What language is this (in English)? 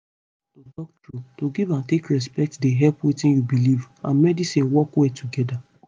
Nigerian Pidgin